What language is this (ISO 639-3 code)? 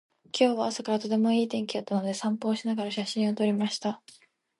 jpn